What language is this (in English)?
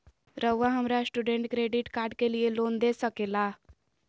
Magahi